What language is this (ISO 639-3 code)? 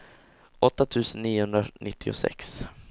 swe